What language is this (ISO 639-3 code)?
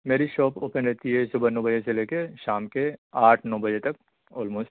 urd